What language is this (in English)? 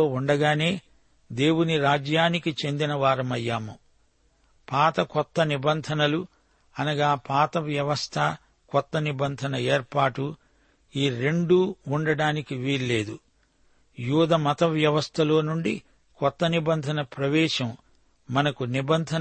Telugu